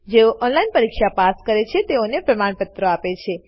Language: Gujarati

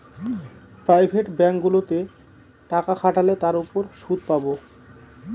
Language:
Bangla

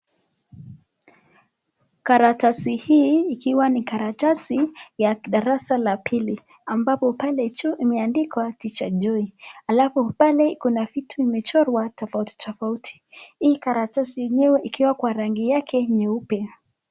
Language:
Swahili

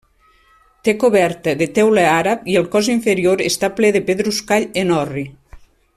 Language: Catalan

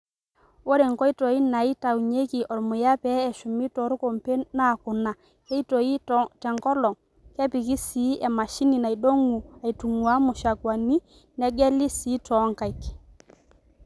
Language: Masai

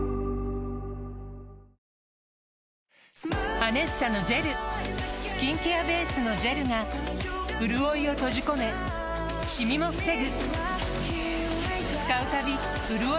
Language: Japanese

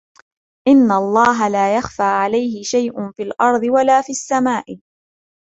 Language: Arabic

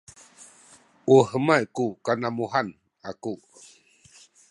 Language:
Sakizaya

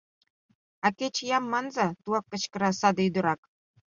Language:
Mari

